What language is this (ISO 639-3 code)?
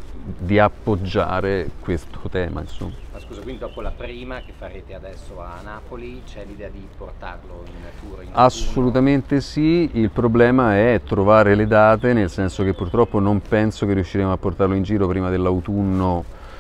ita